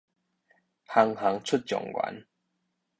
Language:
Min Nan Chinese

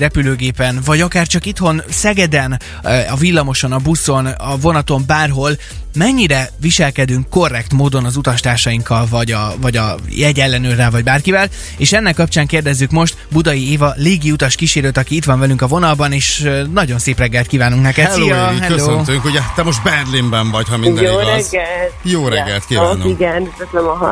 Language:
Hungarian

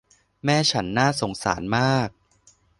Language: Thai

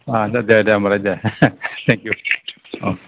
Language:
Bodo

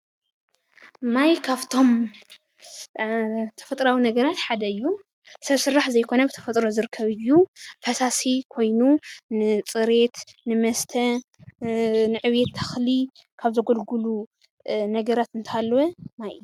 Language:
Tigrinya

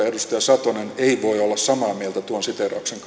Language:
Finnish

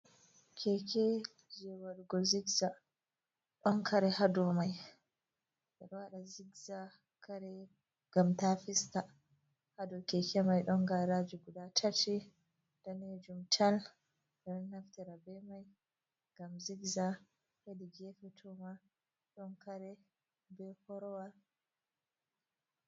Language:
Fula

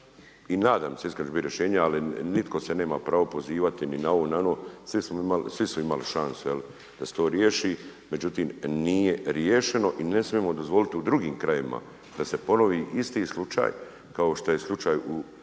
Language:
Croatian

